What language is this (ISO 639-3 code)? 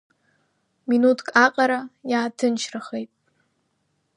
abk